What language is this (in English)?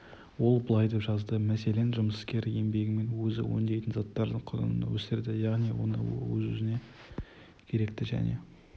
Kazakh